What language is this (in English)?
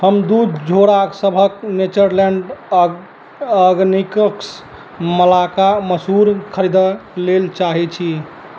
Maithili